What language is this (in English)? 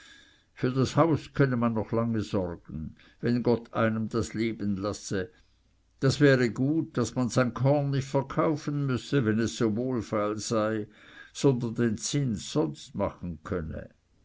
German